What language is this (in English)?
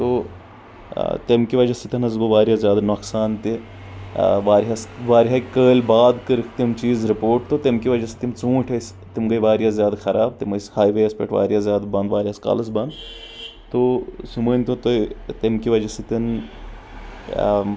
Kashmiri